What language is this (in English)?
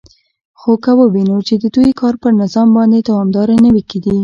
Pashto